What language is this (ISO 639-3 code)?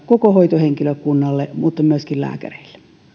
fin